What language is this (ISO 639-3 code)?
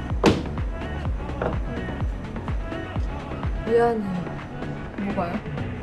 kor